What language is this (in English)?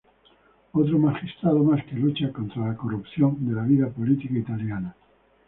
Spanish